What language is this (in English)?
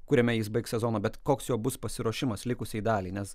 Lithuanian